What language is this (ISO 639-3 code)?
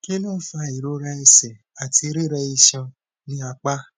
yor